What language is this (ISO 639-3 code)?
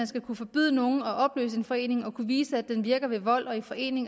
dan